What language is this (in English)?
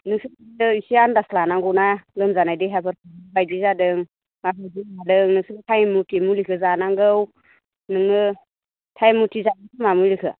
Bodo